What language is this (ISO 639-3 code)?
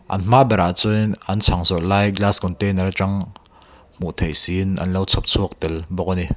lus